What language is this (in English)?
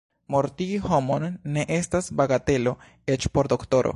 Esperanto